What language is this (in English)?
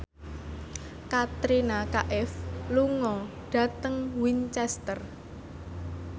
Javanese